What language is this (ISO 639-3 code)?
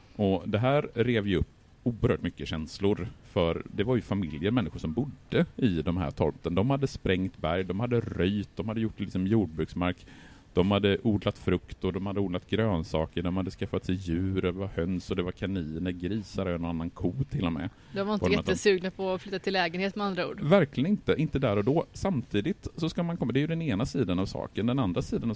swe